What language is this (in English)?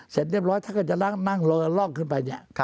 Thai